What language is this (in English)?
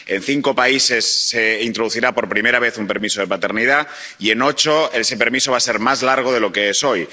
Spanish